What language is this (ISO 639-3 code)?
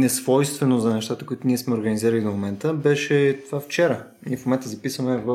bul